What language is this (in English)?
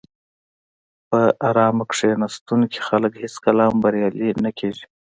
Pashto